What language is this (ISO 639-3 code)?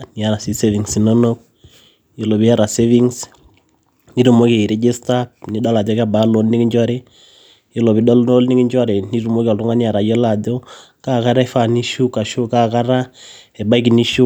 mas